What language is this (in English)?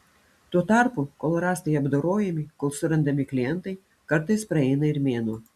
Lithuanian